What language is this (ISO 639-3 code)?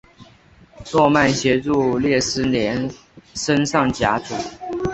zho